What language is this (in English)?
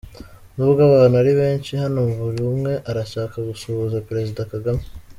Kinyarwanda